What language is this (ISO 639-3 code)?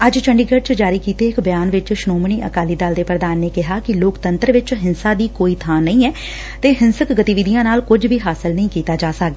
pan